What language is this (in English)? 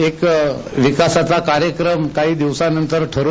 Marathi